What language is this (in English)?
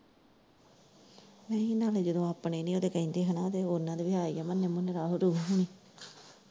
Punjabi